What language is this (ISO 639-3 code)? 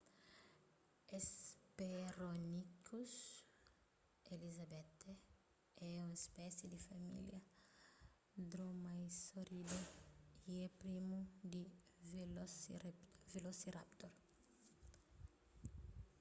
kea